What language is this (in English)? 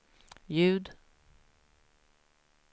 Swedish